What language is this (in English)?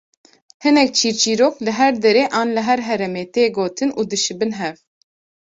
Kurdish